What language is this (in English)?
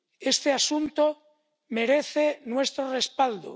Spanish